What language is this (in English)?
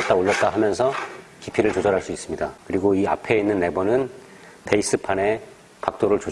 Korean